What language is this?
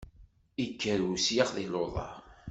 Kabyle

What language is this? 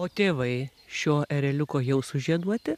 Lithuanian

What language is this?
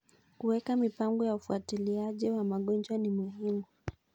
Kalenjin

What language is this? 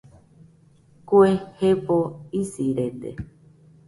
Nüpode Huitoto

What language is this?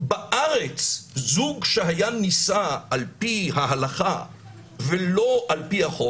Hebrew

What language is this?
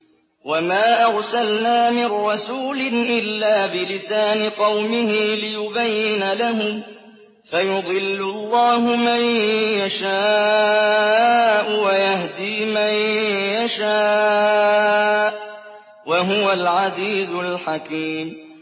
Arabic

